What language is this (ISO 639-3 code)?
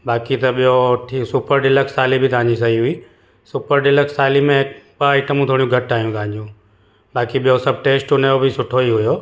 snd